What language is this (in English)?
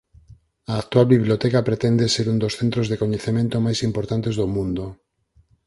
Galician